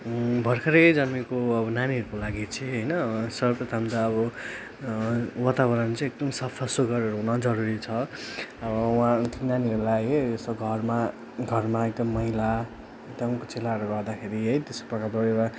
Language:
Nepali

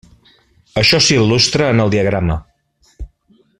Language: Catalan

